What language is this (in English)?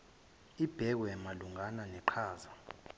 Zulu